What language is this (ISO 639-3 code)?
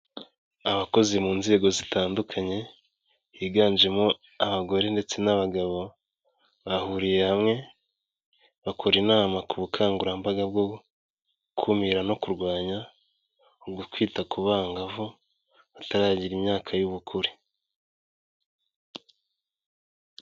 kin